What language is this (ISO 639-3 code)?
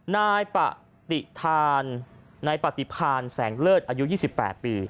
tha